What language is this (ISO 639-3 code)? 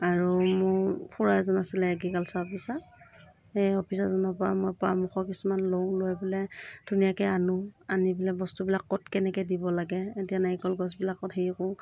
asm